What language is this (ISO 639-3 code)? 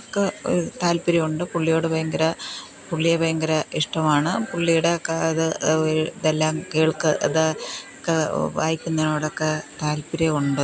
mal